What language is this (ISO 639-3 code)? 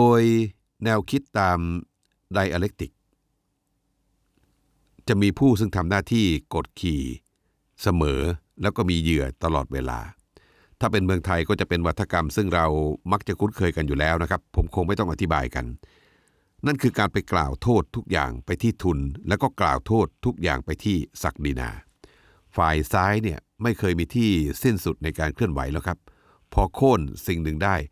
tha